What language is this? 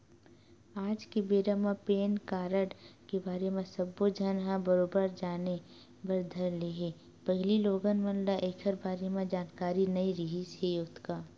Chhattisgarhi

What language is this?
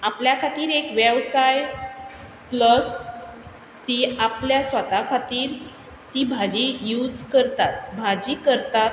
Konkani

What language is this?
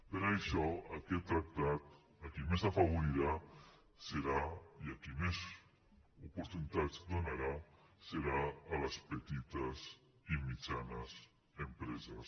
Catalan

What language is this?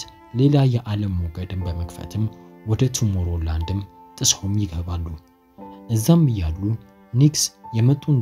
Romanian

